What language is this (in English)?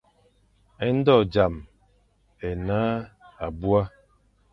Fang